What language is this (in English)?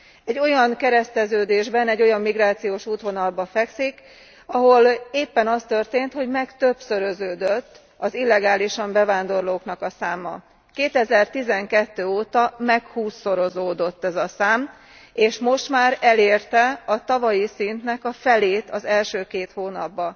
Hungarian